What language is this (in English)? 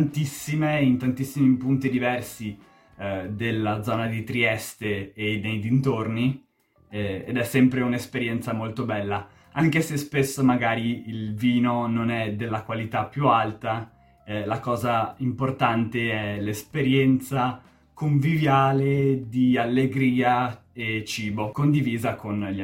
Italian